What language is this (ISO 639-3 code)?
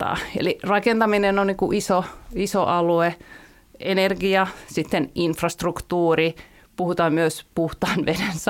fin